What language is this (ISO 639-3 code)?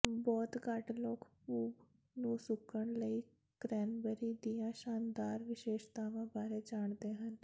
pan